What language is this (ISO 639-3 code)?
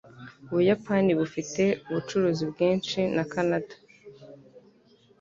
kin